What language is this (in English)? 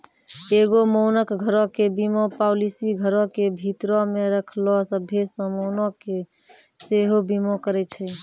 Maithili